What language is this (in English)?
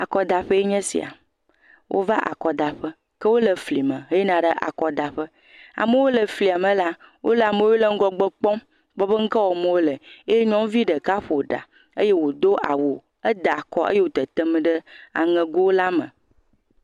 Ewe